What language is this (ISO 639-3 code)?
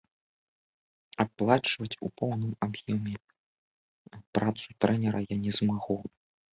bel